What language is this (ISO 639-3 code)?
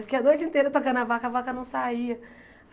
por